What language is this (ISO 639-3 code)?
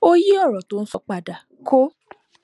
yor